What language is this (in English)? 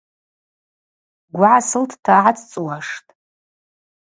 Abaza